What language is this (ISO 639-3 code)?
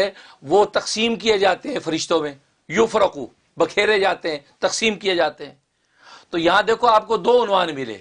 urd